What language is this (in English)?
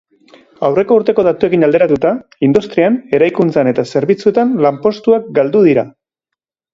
Basque